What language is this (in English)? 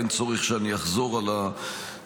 Hebrew